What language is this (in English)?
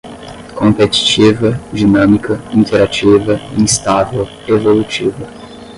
Portuguese